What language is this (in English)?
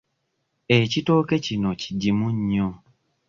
Ganda